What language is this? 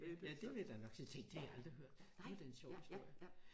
Danish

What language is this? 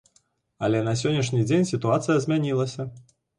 Belarusian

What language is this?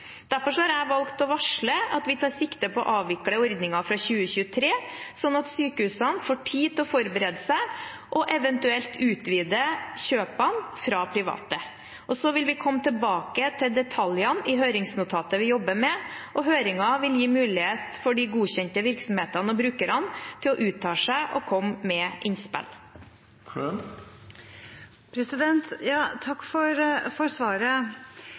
Norwegian Bokmål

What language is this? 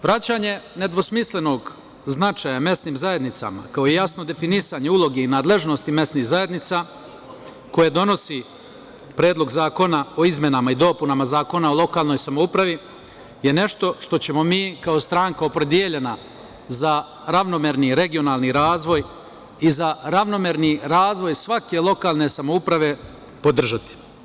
Serbian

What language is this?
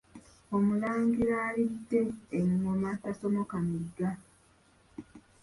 Ganda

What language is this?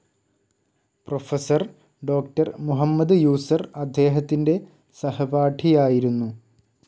Malayalam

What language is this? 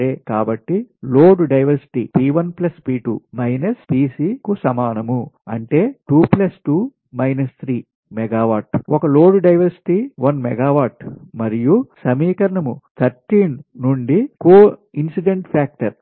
Telugu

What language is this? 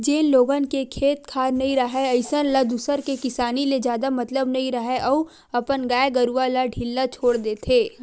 Chhattisgarhi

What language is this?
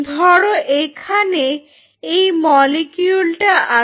Bangla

